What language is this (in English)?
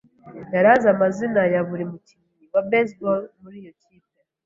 Kinyarwanda